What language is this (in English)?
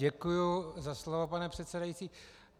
Czech